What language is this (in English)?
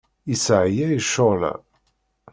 Kabyle